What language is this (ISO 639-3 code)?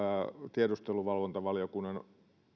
fin